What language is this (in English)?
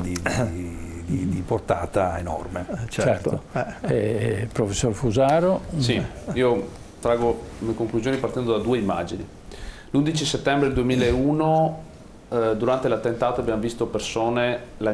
Italian